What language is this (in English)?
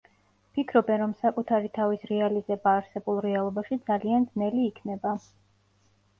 Georgian